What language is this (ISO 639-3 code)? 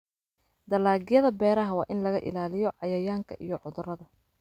som